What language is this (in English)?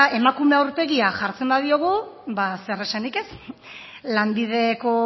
Basque